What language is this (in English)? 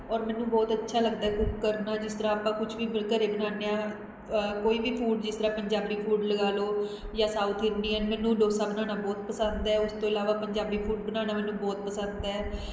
Punjabi